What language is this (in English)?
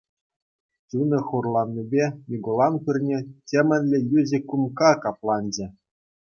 Chuvash